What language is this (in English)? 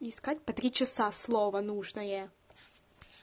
Russian